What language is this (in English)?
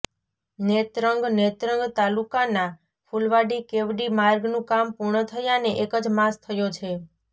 Gujarati